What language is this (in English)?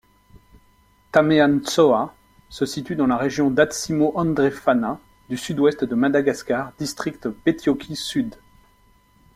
French